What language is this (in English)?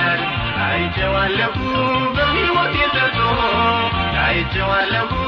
Amharic